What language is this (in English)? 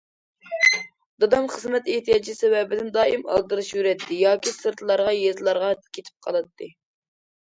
Uyghur